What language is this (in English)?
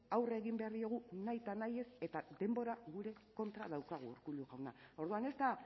Basque